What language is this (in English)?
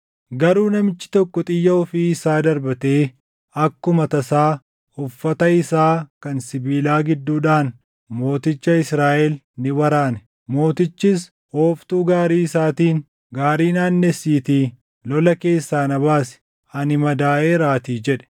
Oromo